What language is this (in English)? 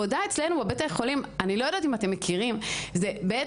Hebrew